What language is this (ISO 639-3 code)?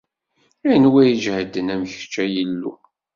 kab